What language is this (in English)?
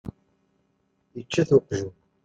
Kabyle